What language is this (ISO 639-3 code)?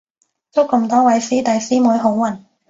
yue